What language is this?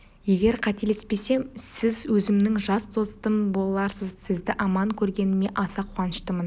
Kazakh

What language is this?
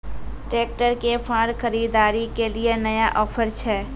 Maithili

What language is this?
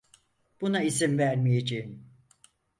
Turkish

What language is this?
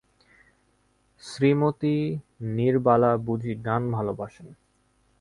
Bangla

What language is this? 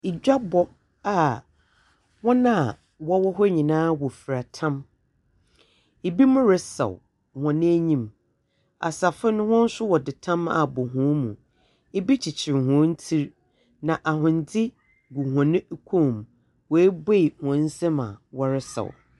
Akan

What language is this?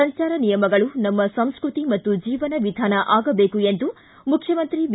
Kannada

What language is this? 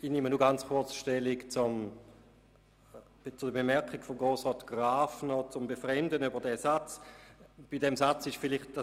Swiss German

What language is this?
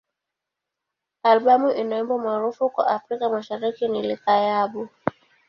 Swahili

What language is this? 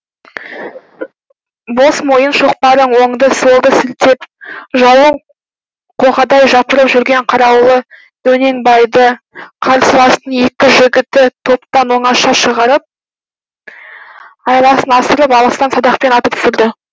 Kazakh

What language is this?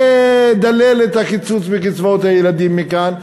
Hebrew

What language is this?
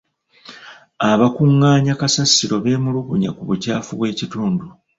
Ganda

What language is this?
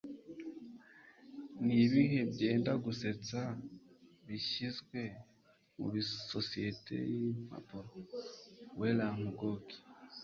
Kinyarwanda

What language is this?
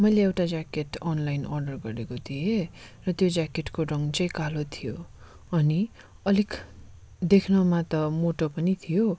Nepali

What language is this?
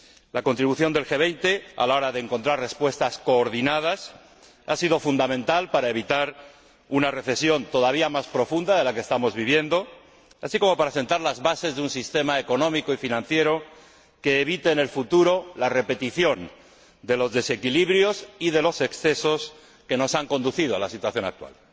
Spanish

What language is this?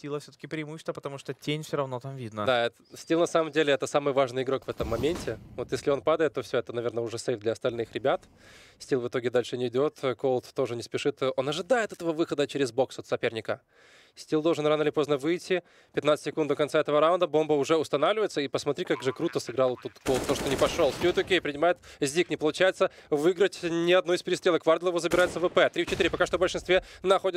Russian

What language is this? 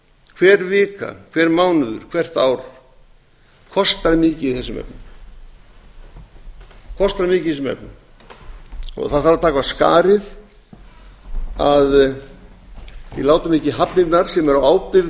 Icelandic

